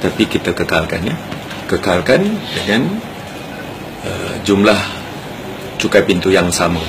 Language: Malay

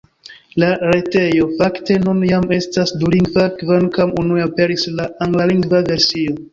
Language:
Esperanto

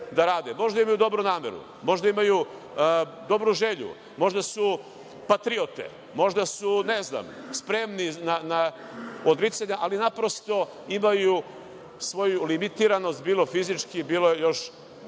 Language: Serbian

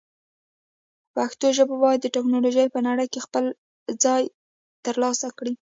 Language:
Pashto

